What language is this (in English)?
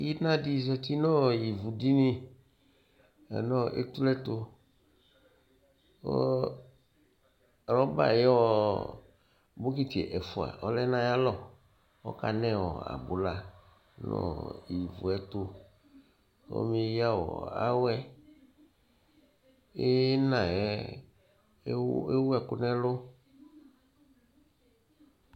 Ikposo